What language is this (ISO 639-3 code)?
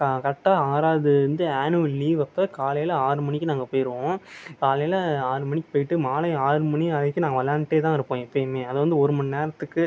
tam